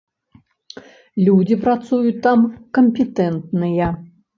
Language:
Belarusian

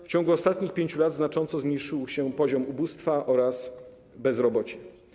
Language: Polish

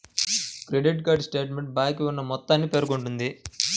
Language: Telugu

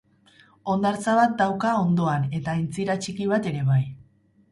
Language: Basque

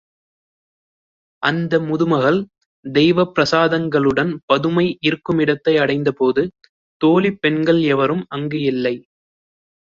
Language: Tamil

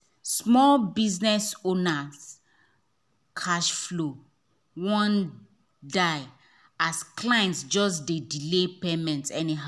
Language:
Nigerian Pidgin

